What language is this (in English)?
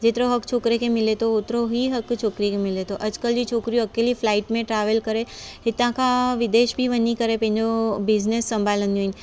Sindhi